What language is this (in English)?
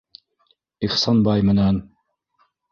Bashkir